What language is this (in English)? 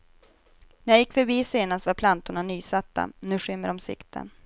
Swedish